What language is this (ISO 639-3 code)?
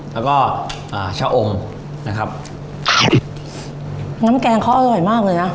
tha